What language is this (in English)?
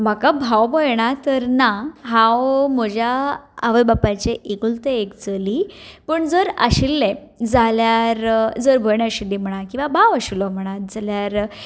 Konkani